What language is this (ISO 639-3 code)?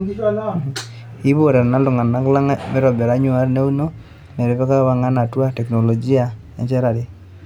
mas